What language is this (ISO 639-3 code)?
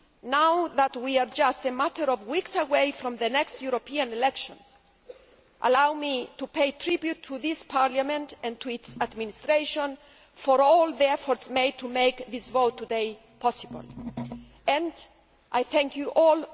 eng